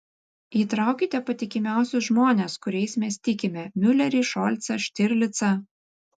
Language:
Lithuanian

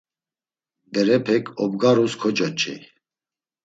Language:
Laz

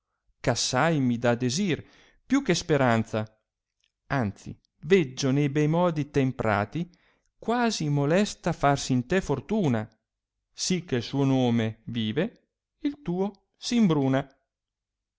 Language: Italian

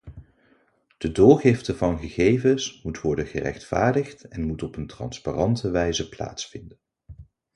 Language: Dutch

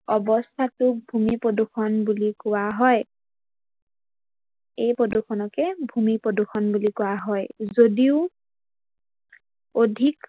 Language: Assamese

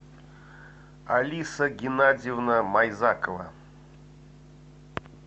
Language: Russian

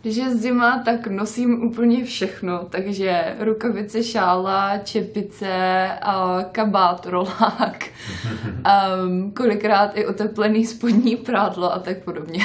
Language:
Czech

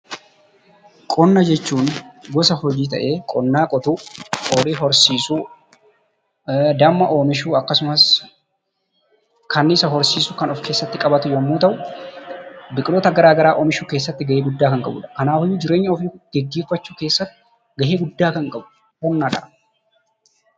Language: Oromo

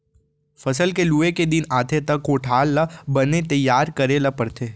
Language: Chhattisgarhi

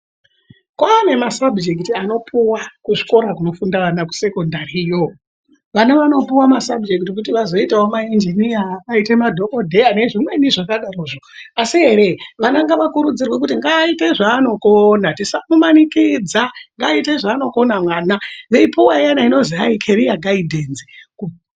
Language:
Ndau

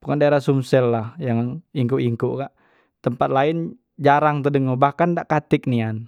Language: Musi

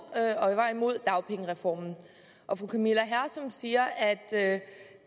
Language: Danish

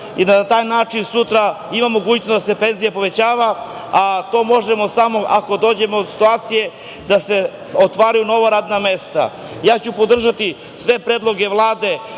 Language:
Serbian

